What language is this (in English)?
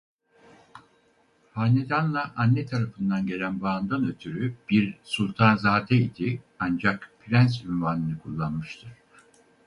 Turkish